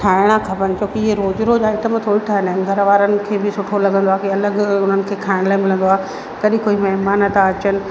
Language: Sindhi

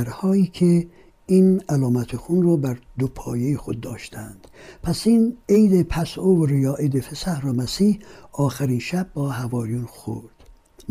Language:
Persian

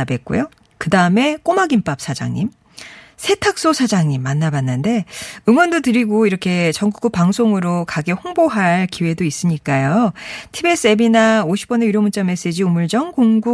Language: Korean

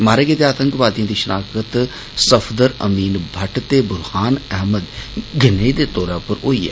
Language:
Dogri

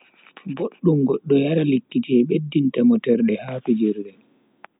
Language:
Bagirmi Fulfulde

